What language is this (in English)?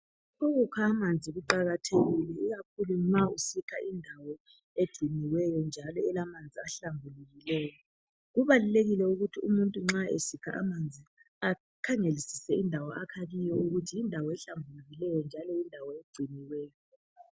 North Ndebele